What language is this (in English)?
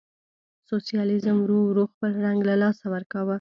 Pashto